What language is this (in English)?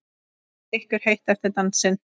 Icelandic